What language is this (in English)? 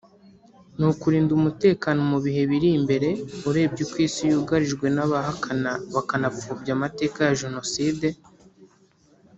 Kinyarwanda